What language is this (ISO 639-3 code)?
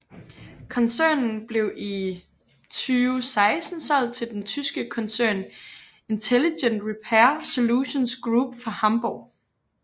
dan